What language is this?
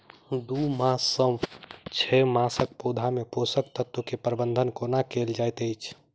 Maithili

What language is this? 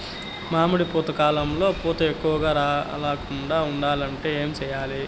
Telugu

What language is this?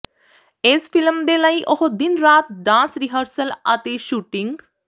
Punjabi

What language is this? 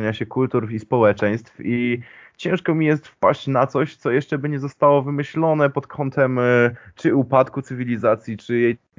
Polish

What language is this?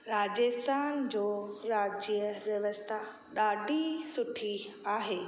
Sindhi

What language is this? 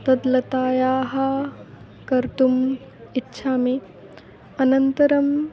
Sanskrit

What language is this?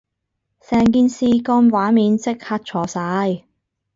Cantonese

